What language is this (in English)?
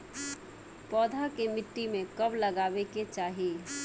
Bhojpuri